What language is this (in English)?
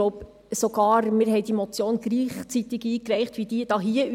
Swiss German